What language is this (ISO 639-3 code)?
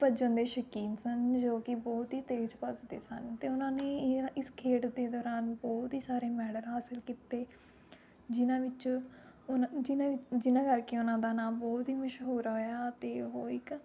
pan